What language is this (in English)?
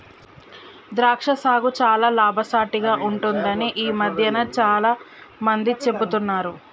Telugu